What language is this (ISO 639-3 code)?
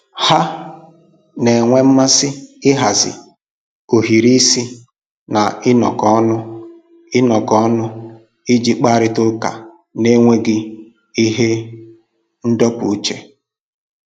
ibo